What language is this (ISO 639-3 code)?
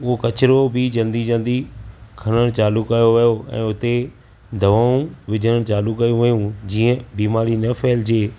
snd